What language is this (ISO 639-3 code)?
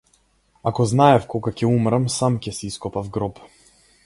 mkd